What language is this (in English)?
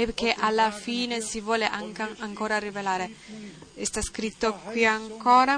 Italian